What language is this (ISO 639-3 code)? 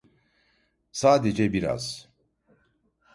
tur